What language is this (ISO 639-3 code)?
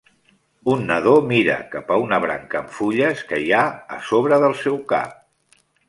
cat